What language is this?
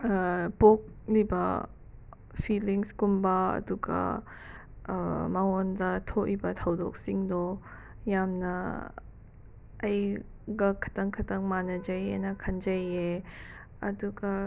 Manipuri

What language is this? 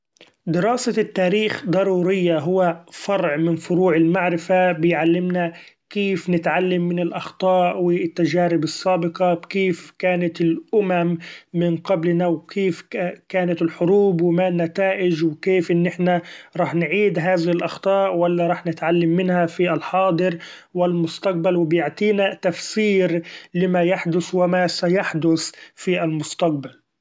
Gulf Arabic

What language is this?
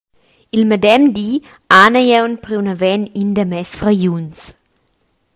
Romansh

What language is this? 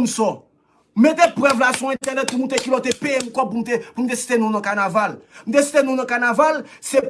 French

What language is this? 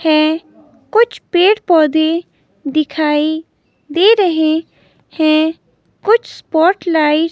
Hindi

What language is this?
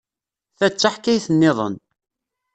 Kabyle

